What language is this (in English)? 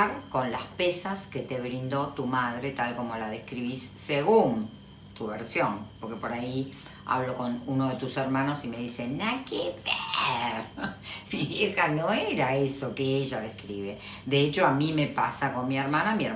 Spanish